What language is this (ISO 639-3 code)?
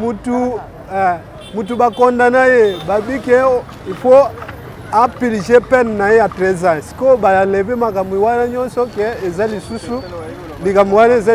fra